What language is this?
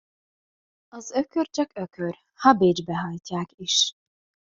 Hungarian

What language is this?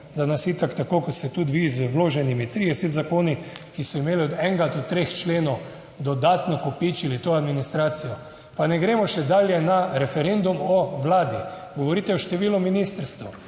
Slovenian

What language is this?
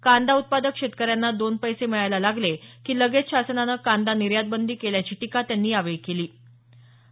Marathi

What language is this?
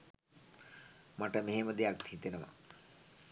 Sinhala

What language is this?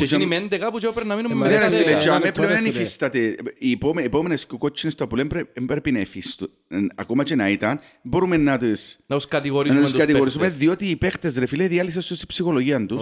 Greek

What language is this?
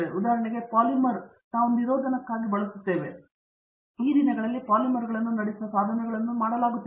Kannada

